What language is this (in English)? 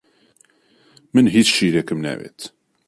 Central Kurdish